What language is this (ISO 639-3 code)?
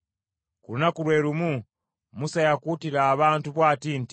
lug